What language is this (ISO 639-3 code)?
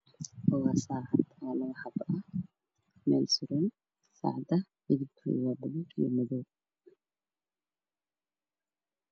som